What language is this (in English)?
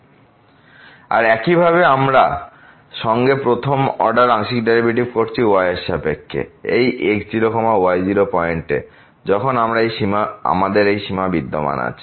Bangla